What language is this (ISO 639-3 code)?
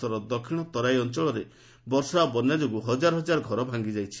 ori